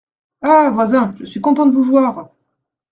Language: French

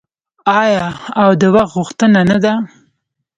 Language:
Pashto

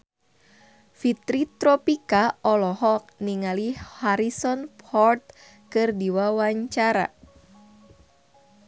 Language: Sundanese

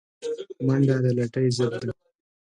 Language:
Pashto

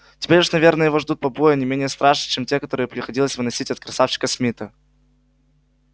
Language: Russian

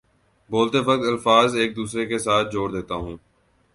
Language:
Urdu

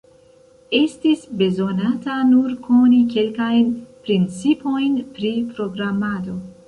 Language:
Esperanto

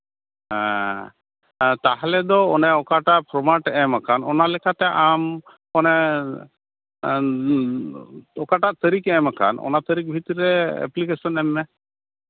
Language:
Santali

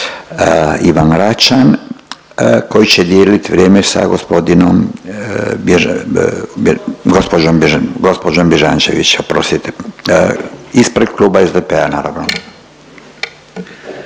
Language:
Croatian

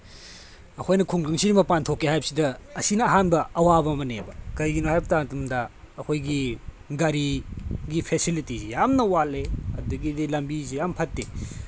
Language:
Manipuri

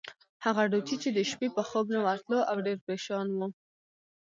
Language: Pashto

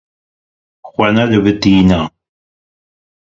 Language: Kurdish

